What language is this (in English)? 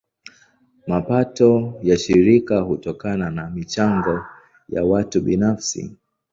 Swahili